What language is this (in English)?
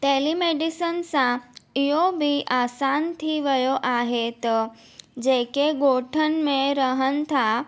Sindhi